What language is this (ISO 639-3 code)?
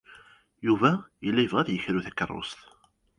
kab